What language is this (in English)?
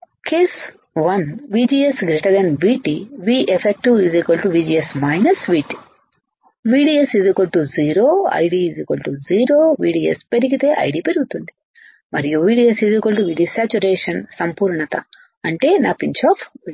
Telugu